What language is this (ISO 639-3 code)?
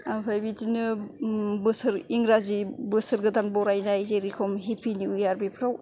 brx